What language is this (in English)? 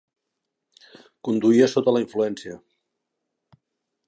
Catalan